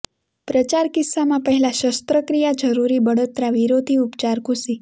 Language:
Gujarati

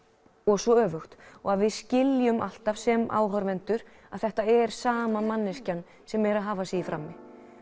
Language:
Icelandic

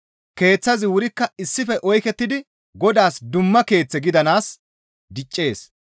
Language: Gamo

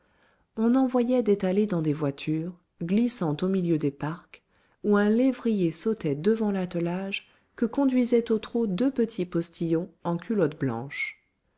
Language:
French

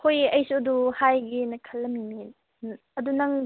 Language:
Manipuri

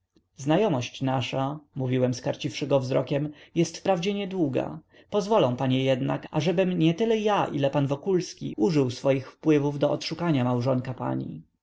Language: Polish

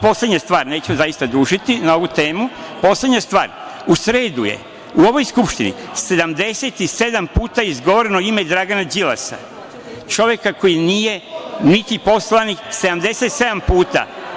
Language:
Serbian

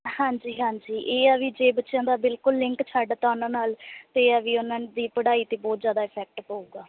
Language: Punjabi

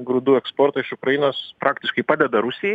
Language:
Lithuanian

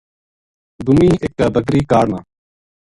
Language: Gujari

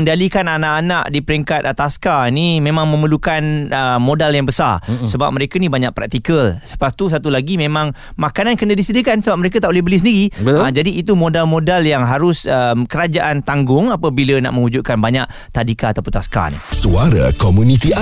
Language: Malay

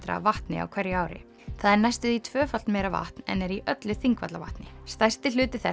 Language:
Icelandic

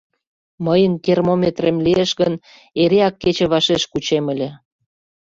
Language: Mari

